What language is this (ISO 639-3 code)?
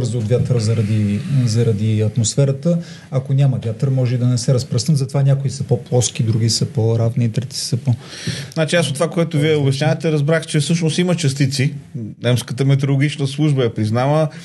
bul